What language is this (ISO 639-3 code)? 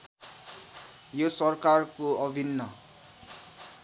nep